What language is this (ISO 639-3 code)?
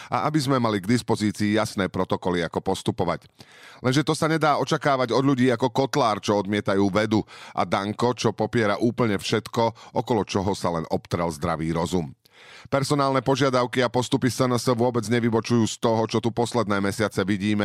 slk